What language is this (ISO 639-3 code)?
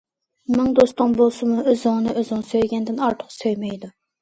uig